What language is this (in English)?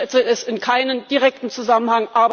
German